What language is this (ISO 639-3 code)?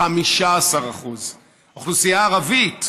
heb